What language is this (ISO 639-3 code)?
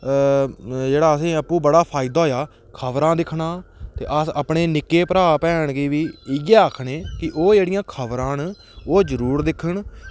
doi